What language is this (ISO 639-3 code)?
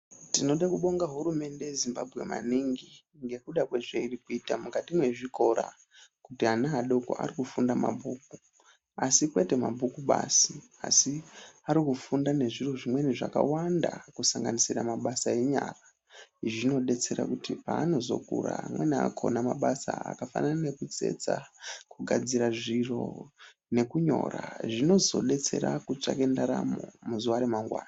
ndc